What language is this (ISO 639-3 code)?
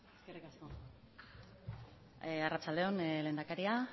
eus